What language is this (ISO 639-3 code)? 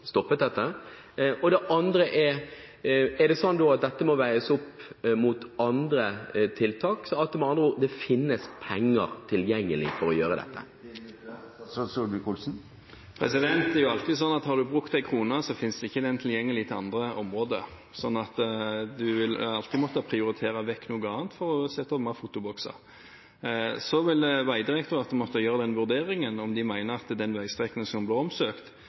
nob